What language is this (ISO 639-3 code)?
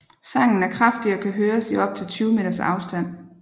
dan